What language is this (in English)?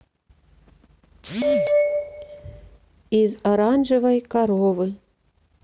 Russian